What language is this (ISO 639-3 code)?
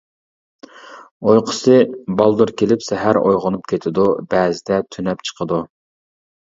uig